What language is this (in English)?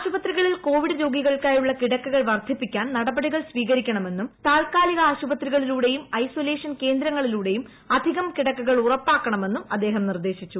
Malayalam